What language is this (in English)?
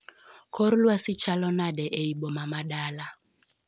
Luo (Kenya and Tanzania)